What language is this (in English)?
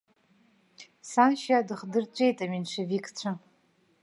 Abkhazian